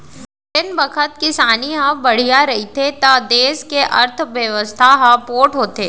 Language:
Chhattisgarhi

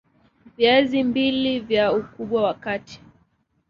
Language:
Swahili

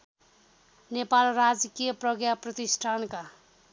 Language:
Nepali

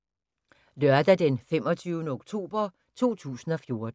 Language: Danish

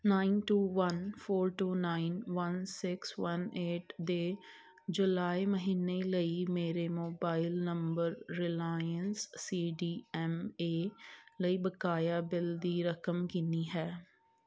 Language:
Punjabi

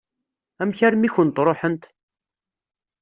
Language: Kabyle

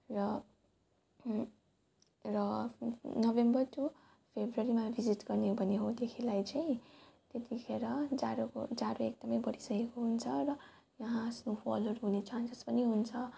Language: Nepali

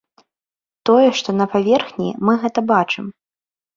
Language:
Belarusian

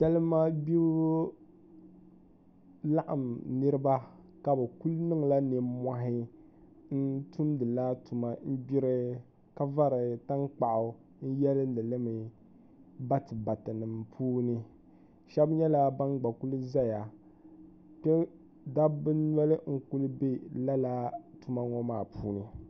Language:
Dagbani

